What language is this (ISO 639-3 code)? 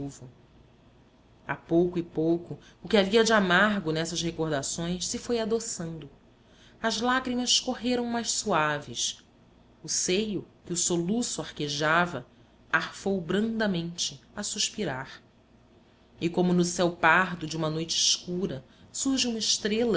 por